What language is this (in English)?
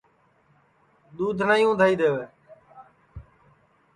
Sansi